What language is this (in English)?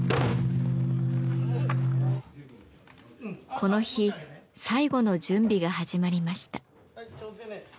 Japanese